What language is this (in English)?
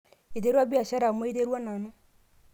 Masai